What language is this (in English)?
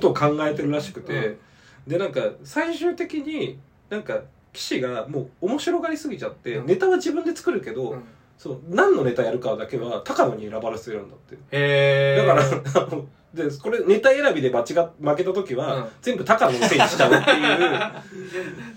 Japanese